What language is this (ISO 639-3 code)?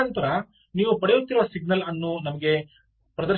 kan